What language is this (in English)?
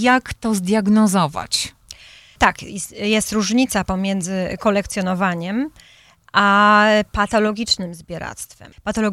Polish